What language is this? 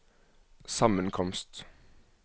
Norwegian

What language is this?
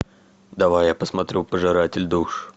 Russian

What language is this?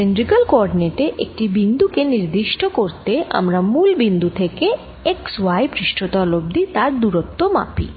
Bangla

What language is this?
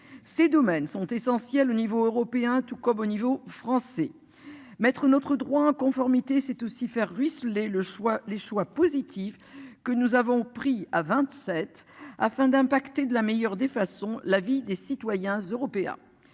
French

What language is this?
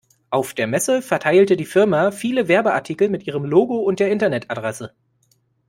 German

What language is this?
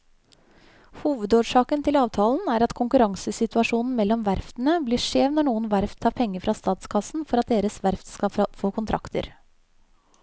Norwegian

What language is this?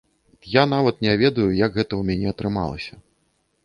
Belarusian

